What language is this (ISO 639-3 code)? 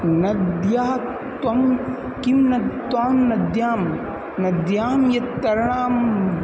san